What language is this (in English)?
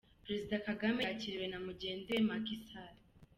Kinyarwanda